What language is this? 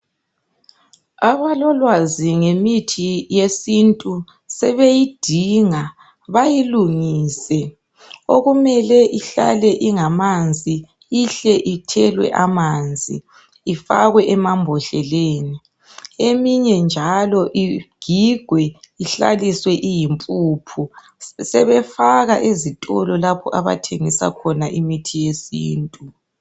North Ndebele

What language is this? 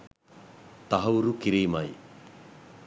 Sinhala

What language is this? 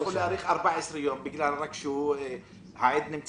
Hebrew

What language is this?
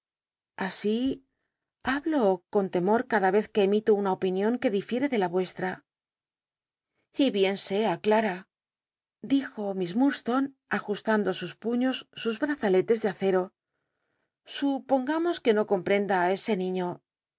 Spanish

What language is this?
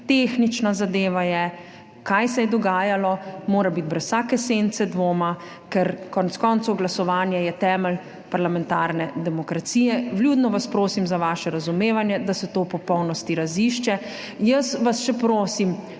Slovenian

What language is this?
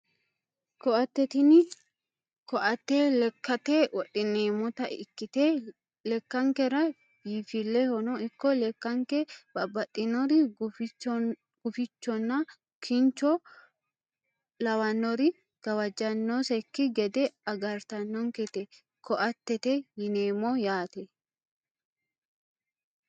Sidamo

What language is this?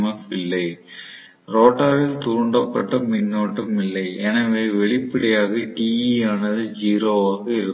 Tamil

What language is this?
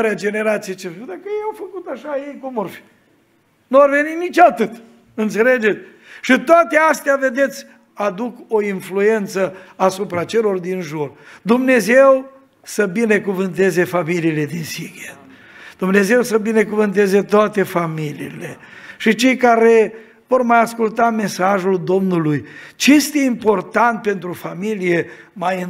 Romanian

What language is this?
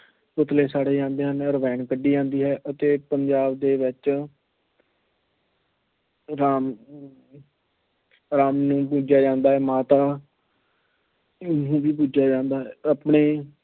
Punjabi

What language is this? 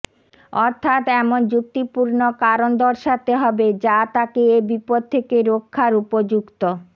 Bangla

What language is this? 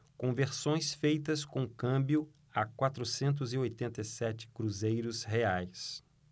Portuguese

